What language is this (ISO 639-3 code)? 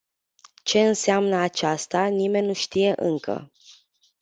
ron